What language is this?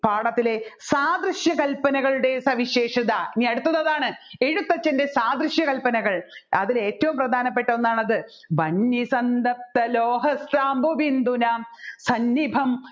Malayalam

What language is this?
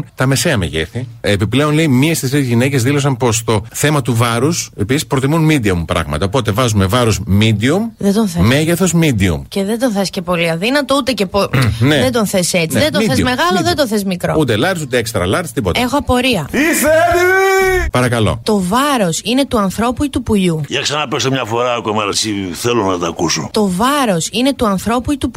Greek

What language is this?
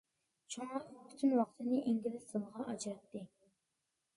Uyghur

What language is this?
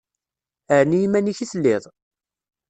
Kabyle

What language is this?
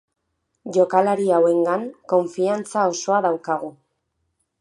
Basque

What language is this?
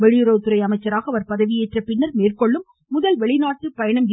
Tamil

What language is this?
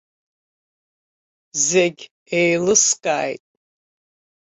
Abkhazian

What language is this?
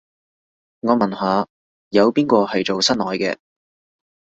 Cantonese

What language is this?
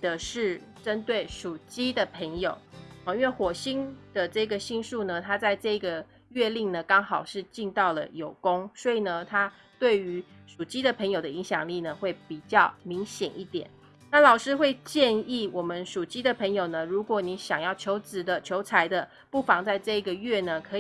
Chinese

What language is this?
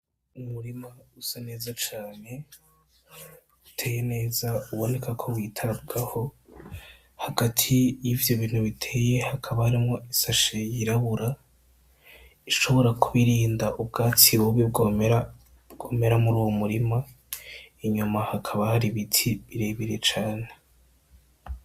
Rundi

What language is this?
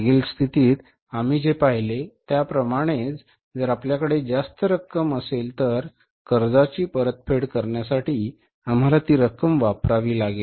Marathi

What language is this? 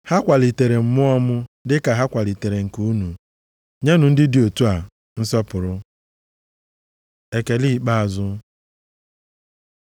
Igbo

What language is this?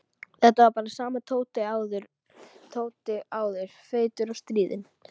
Icelandic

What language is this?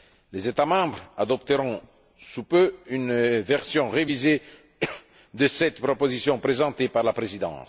French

